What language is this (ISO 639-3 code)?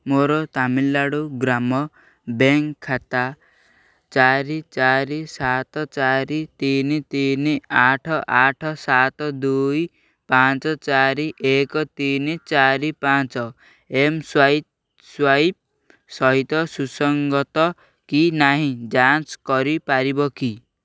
ori